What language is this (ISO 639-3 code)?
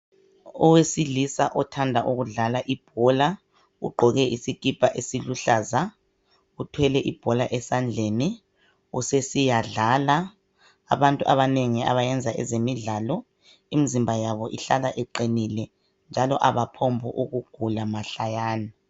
nde